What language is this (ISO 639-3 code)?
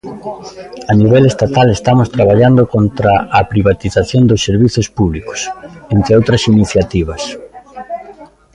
glg